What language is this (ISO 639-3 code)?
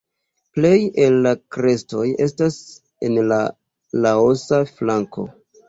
epo